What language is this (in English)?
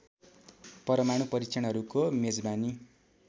Nepali